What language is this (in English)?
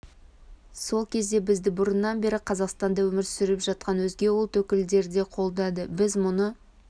Kazakh